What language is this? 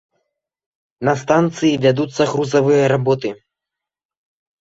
Belarusian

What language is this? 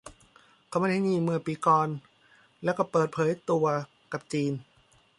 Thai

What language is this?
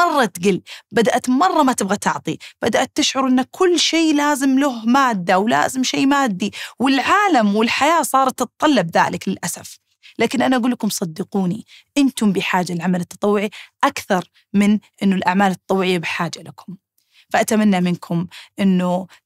Arabic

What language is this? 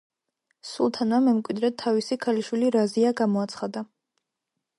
Georgian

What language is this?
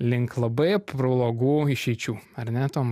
Lithuanian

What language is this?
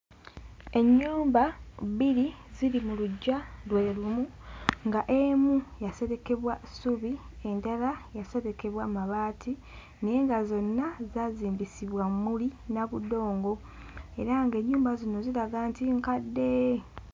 Ganda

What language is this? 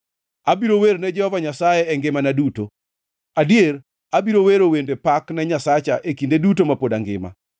Luo (Kenya and Tanzania)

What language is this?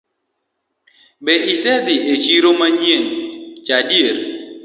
Luo (Kenya and Tanzania)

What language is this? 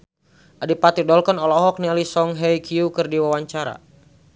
Sundanese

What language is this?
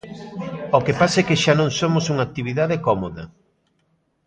Galician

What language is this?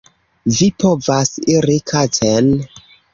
Esperanto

